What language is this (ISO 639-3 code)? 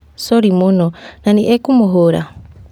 kik